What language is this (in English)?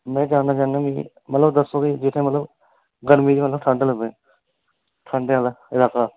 Dogri